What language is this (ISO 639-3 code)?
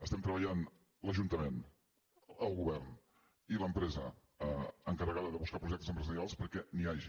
cat